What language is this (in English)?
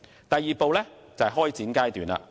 Cantonese